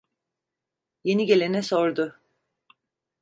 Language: Turkish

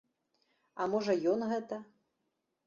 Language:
Belarusian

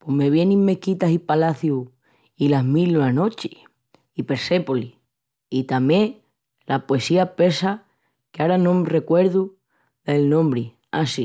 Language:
Extremaduran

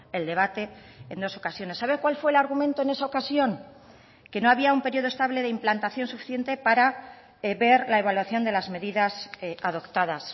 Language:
Spanish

